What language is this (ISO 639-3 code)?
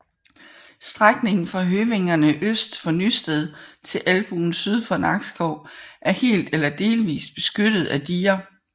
dan